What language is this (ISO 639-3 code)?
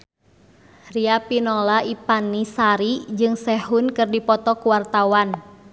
sun